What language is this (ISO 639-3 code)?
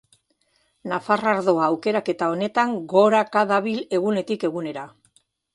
eus